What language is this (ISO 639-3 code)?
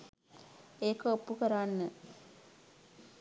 sin